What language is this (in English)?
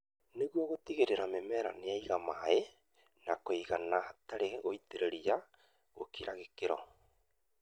Kikuyu